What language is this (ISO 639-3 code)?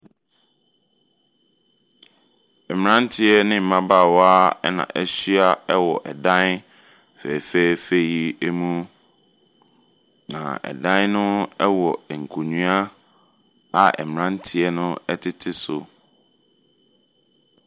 aka